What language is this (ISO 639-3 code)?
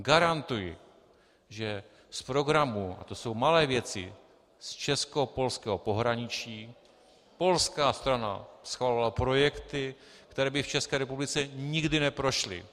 ces